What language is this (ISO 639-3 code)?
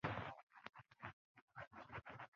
zho